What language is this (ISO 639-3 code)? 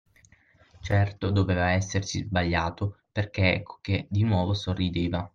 ita